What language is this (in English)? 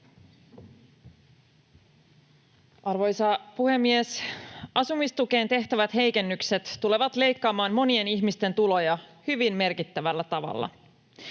Finnish